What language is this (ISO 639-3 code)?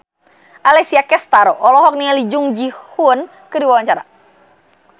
sun